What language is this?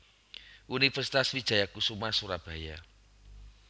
Javanese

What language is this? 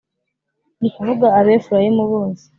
Kinyarwanda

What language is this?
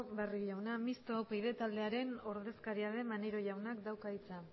Basque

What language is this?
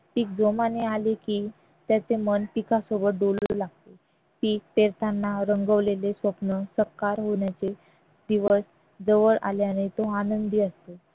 Marathi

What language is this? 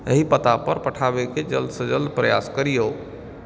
Maithili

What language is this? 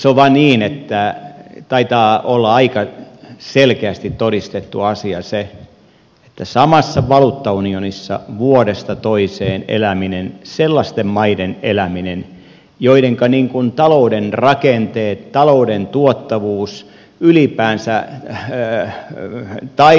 Finnish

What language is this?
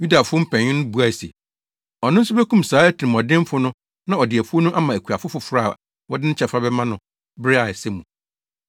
Akan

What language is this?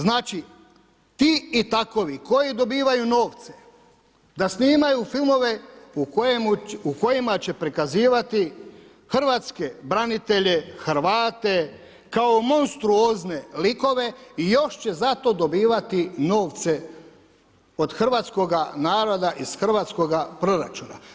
Croatian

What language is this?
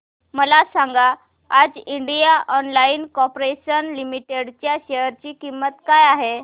Marathi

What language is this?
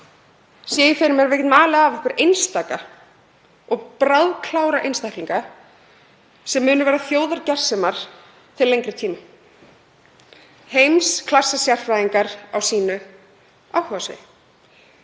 Icelandic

